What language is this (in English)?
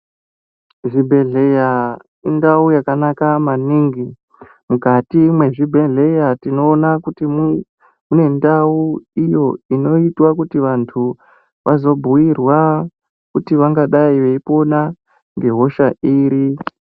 Ndau